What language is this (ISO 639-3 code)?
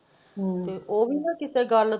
pan